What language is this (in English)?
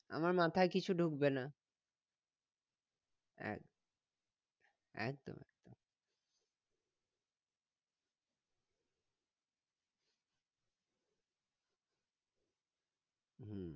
Bangla